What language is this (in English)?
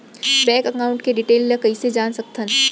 Chhattisgarhi